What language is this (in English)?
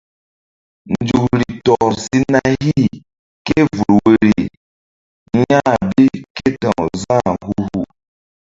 Mbum